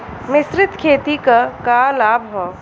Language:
Bhojpuri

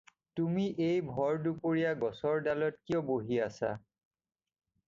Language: Assamese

